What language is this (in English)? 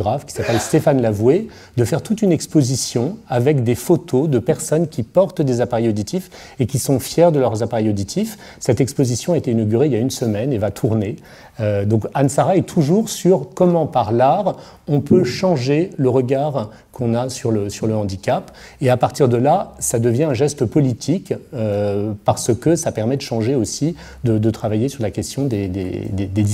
French